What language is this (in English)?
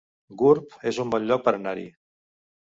Catalan